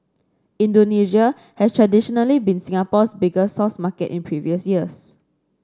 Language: English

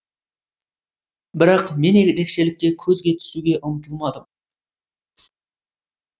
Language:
Kazakh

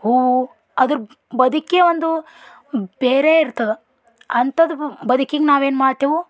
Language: Kannada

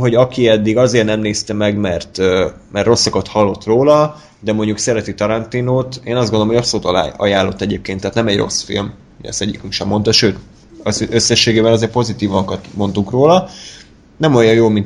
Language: Hungarian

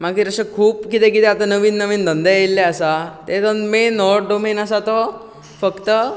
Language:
Konkani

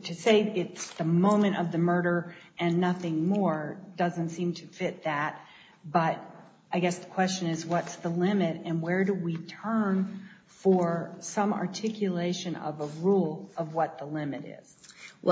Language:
English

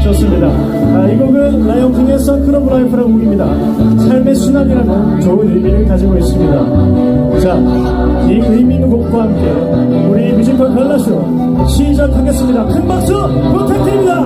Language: Korean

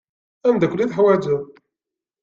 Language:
Kabyle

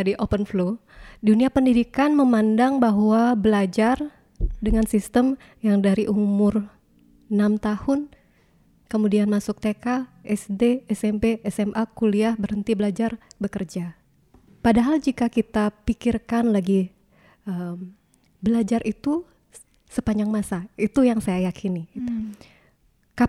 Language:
Indonesian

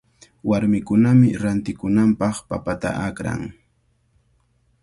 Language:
Cajatambo North Lima Quechua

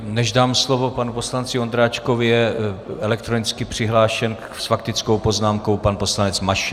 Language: Czech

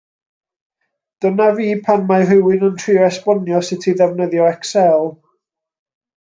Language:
Welsh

